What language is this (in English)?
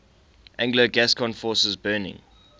English